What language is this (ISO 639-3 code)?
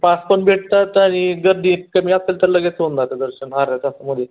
mar